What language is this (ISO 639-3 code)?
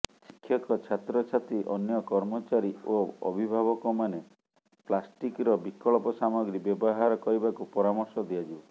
ori